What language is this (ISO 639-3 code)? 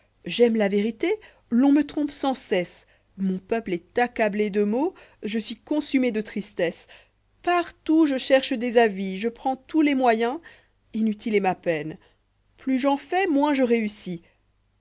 fra